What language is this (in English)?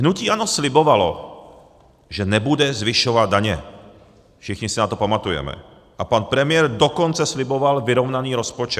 Czech